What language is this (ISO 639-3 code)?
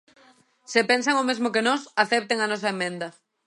glg